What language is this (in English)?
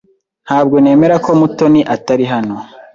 Kinyarwanda